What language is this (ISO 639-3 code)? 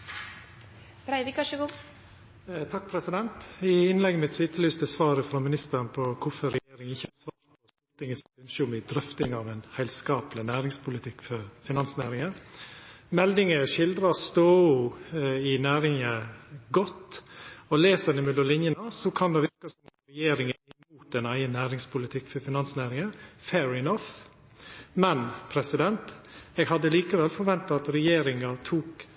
nno